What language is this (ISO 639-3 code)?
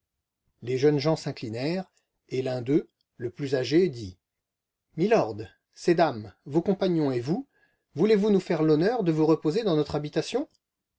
fra